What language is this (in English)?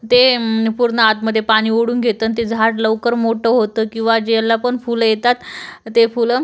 Marathi